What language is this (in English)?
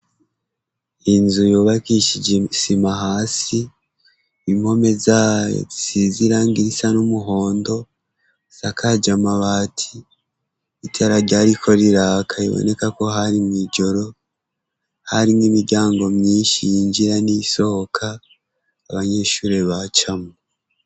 Rundi